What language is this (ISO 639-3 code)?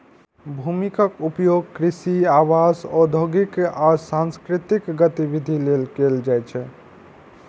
mai